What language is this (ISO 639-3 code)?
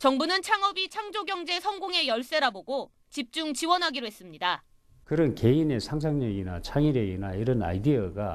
kor